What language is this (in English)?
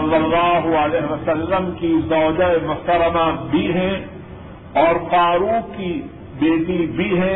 Urdu